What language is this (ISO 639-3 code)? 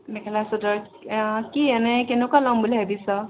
asm